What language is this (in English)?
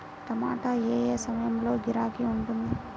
Telugu